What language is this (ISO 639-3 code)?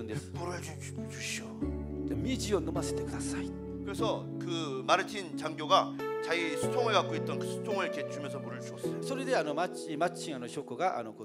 kor